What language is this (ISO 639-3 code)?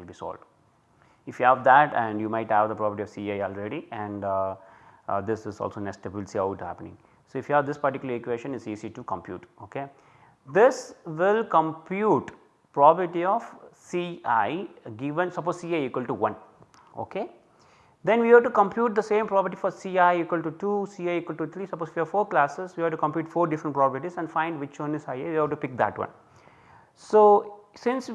eng